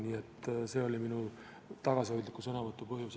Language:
Estonian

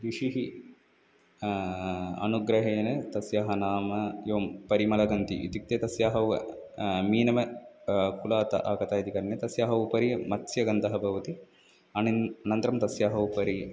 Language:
Sanskrit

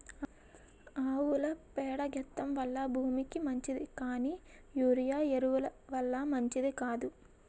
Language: Telugu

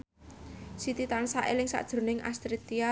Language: Javanese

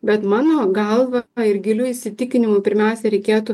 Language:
Lithuanian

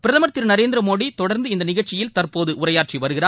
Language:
Tamil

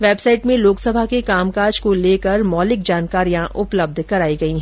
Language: Hindi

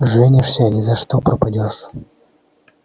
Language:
Russian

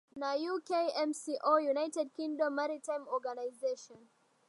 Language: Swahili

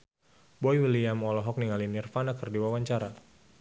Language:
Sundanese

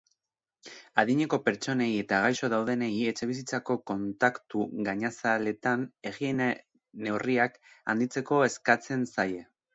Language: Basque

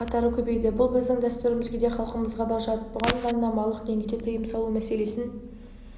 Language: Kazakh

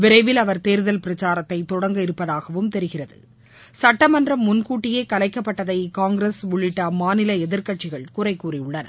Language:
Tamil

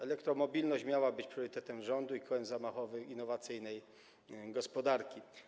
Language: Polish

